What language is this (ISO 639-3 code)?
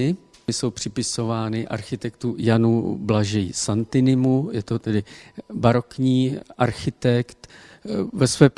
ces